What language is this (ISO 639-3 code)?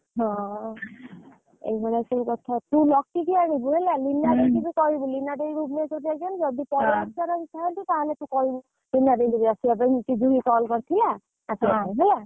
ori